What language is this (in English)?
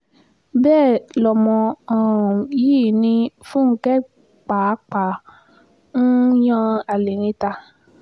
Yoruba